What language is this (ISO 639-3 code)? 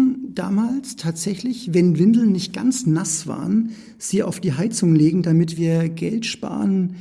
deu